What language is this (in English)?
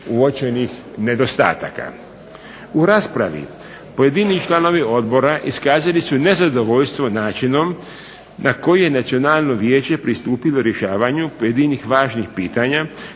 Croatian